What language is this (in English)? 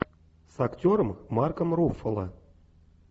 Russian